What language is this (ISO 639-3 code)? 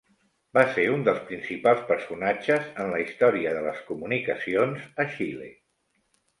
cat